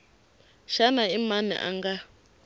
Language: Tsonga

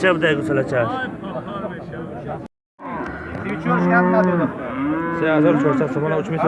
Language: Turkish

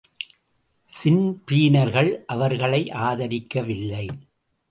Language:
Tamil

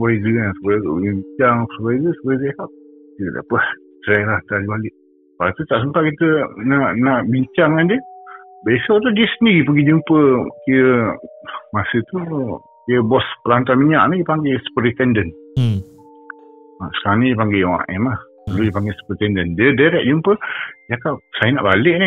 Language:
Malay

